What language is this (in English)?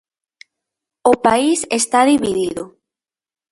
Galician